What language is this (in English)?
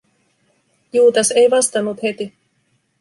Finnish